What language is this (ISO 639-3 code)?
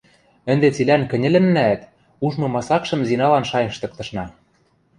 mrj